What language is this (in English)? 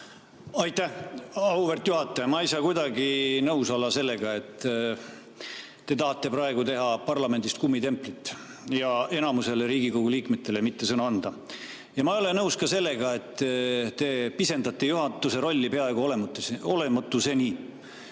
Estonian